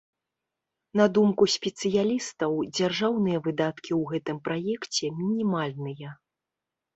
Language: Belarusian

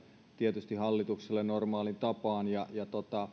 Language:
Finnish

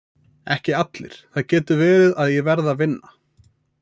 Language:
Icelandic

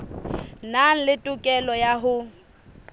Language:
Southern Sotho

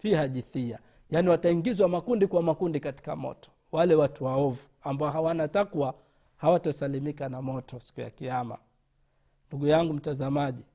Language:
Swahili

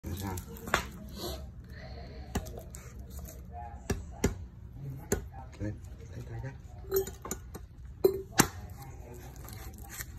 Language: Vietnamese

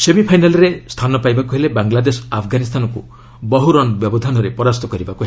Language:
Odia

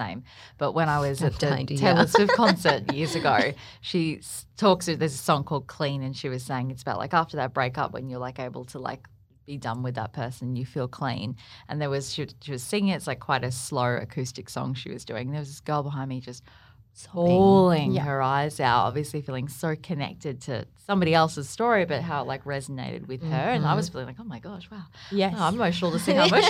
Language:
English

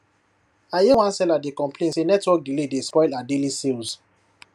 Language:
Nigerian Pidgin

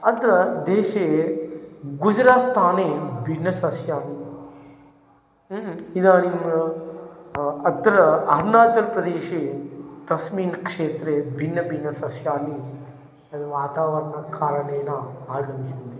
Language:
Sanskrit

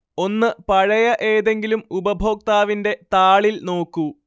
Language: Malayalam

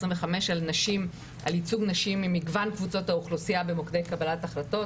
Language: Hebrew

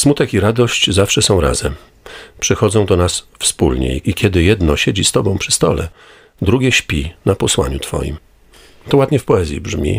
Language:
Polish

